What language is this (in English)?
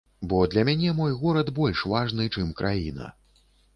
Belarusian